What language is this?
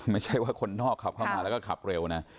Thai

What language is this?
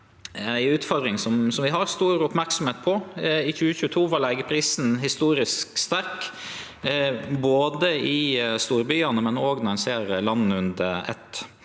Norwegian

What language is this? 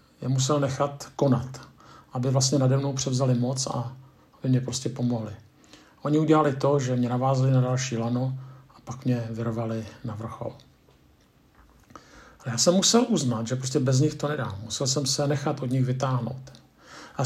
Czech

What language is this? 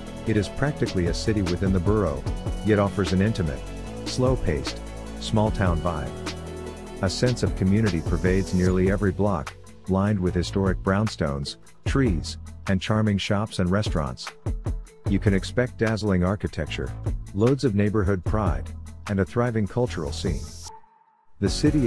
English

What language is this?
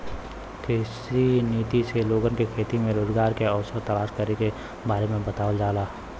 Bhojpuri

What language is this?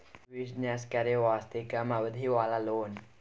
Maithili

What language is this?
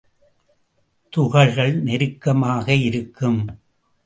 Tamil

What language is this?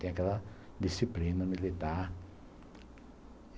Portuguese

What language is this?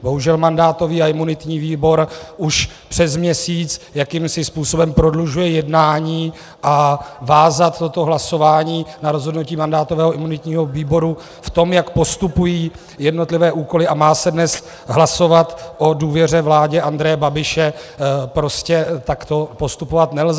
Czech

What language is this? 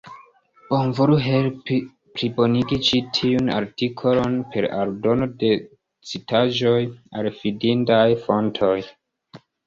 Esperanto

